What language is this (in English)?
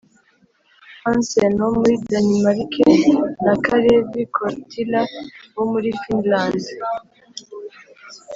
Kinyarwanda